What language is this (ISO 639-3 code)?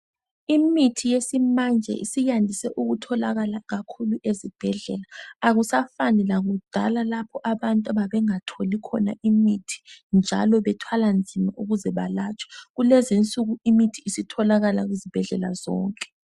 nde